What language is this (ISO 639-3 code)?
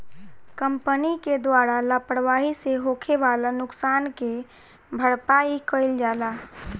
bho